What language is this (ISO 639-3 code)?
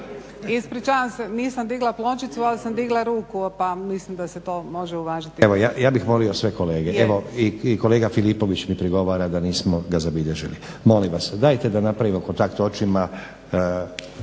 hrv